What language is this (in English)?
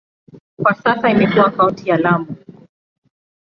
Swahili